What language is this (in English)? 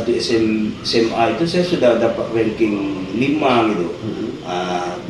Indonesian